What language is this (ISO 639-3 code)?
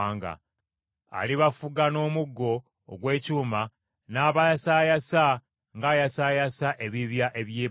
lug